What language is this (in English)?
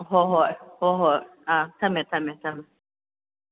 Manipuri